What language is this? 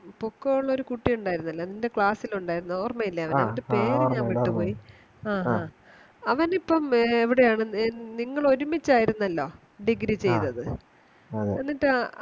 Malayalam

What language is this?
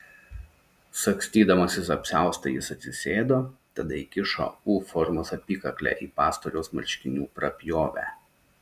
Lithuanian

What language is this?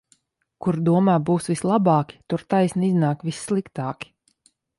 Latvian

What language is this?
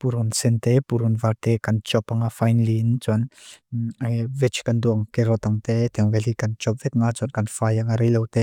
Mizo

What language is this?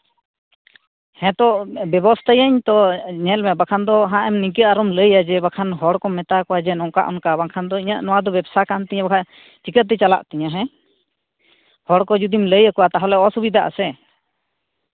Santali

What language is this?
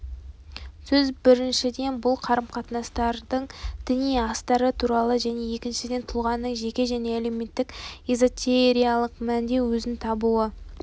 Kazakh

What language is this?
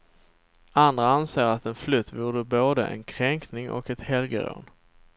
Swedish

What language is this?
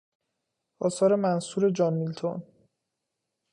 Persian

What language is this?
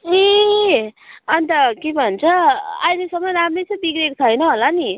Nepali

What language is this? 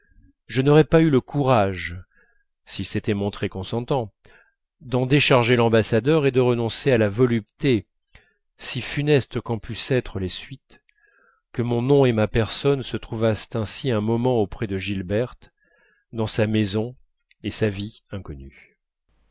French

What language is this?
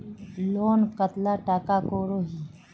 Magahi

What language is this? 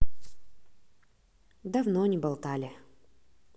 Russian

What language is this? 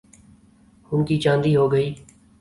Urdu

